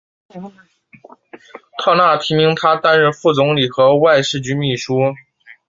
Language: Chinese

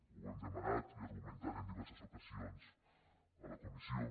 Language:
Catalan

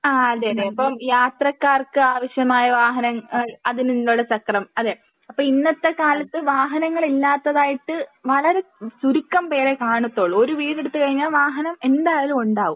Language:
Malayalam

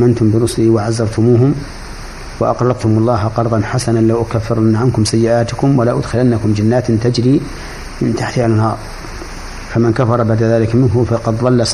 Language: Arabic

